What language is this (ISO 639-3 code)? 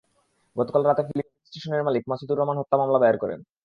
ben